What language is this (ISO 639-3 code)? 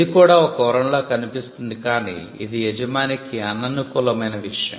tel